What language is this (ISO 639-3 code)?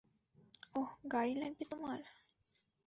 ben